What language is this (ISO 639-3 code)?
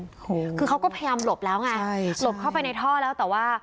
tha